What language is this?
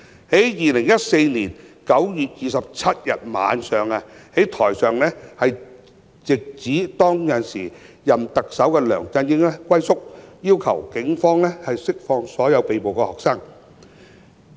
Cantonese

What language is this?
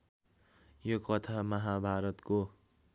Nepali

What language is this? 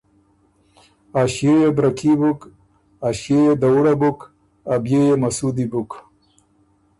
Ormuri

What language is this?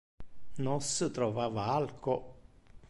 Interlingua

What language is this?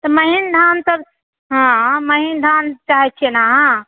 Maithili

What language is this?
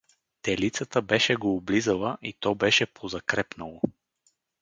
Bulgarian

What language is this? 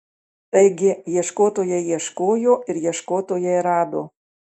Lithuanian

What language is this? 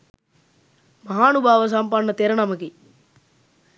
Sinhala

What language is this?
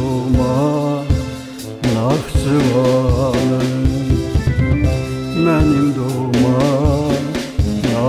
Turkish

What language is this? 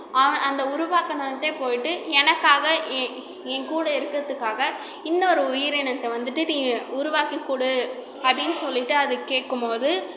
Tamil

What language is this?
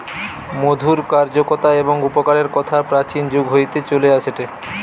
Bangla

